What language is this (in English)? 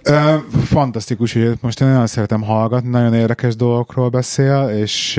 Hungarian